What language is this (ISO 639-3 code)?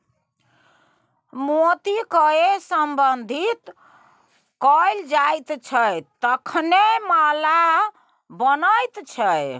mai